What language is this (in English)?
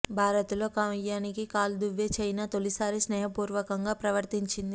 Telugu